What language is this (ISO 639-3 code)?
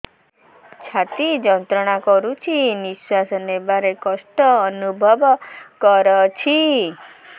ori